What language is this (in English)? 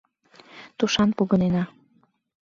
Mari